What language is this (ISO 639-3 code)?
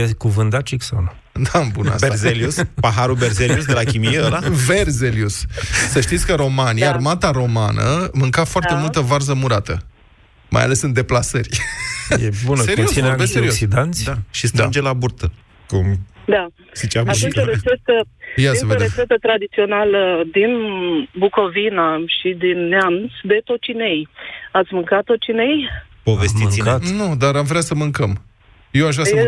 ron